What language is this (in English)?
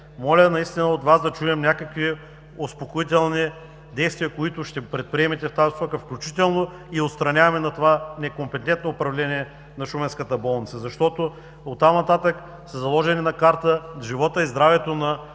Bulgarian